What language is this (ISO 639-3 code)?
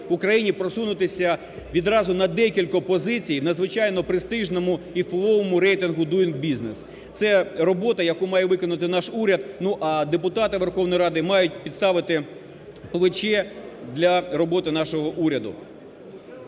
ukr